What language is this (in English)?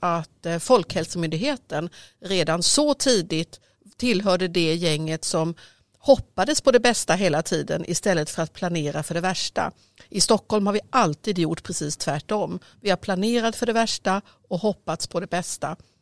Swedish